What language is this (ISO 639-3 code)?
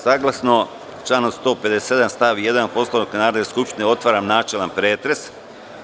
srp